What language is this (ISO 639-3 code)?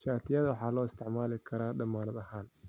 som